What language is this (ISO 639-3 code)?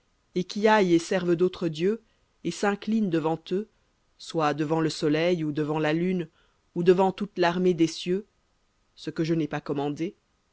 fra